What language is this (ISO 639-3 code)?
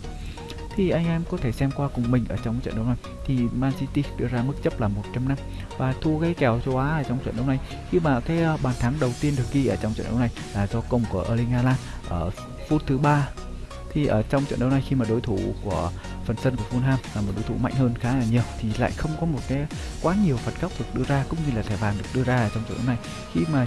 vie